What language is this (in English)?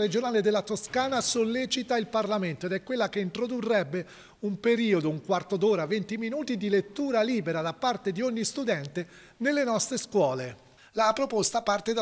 Italian